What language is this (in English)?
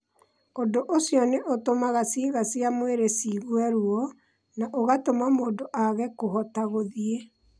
Kikuyu